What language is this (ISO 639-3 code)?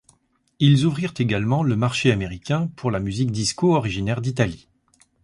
fra